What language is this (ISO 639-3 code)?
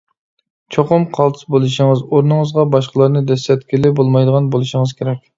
uig